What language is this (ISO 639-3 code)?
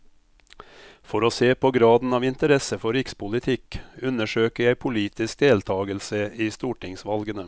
nor